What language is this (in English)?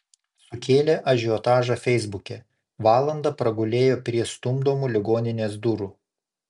Lithuanian